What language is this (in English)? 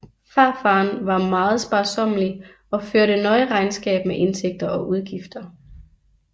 Danish